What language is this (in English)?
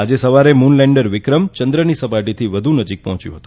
Gujarati